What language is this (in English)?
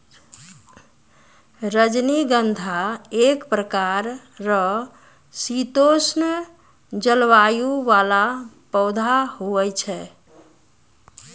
Maithili